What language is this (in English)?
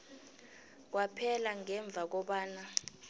South Ndebele